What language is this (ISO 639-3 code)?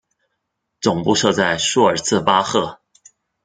zho